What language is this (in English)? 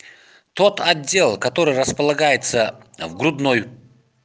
Russian